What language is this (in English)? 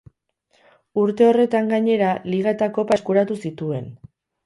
Basque